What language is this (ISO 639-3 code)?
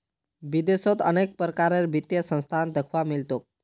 mag